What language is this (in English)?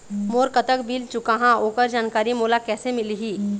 Chhattisgarhi